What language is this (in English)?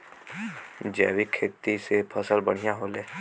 Bhojpuri